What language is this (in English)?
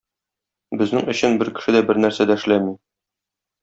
Tatar